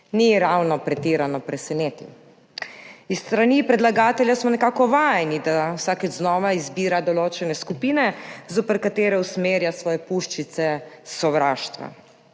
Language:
Slovenian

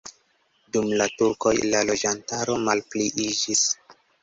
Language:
Esperanto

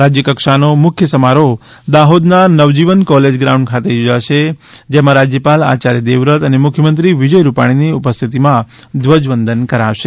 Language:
Gujarati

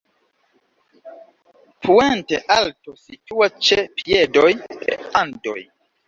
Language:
Esperanto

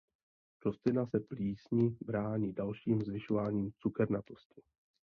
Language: Czech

